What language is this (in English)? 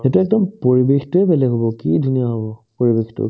Assamese